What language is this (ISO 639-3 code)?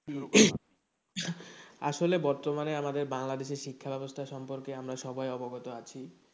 ben